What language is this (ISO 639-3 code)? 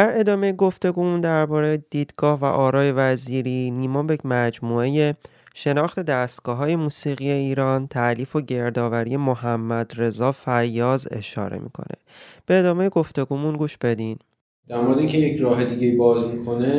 fas